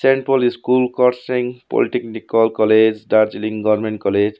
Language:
Nepali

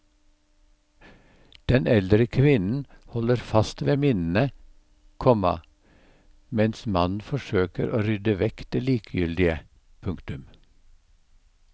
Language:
Norwegian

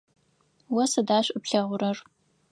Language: Adyghe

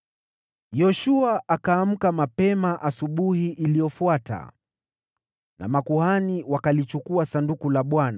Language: Swahili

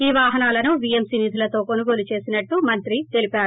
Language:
Telugu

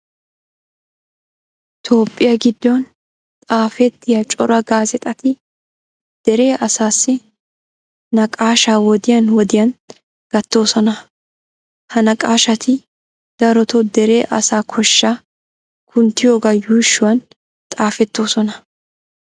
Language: Wolaytta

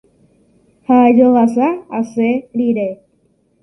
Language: Guarani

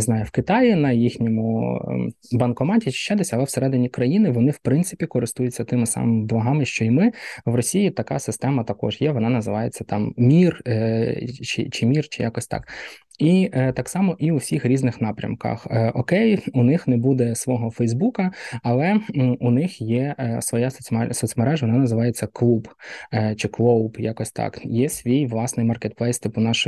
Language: Ukrainian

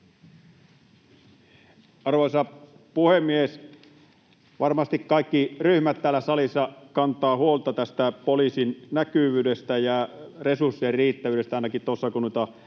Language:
Finnish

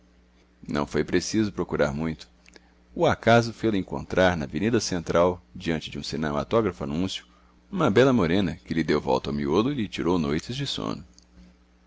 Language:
Portuguese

